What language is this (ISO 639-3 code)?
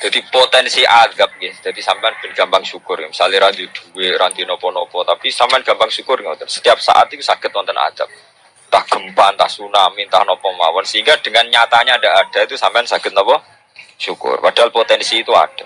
ind